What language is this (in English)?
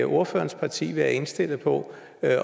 Danish